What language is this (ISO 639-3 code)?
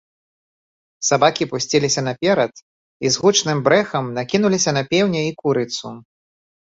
bel